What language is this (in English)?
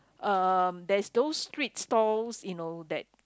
English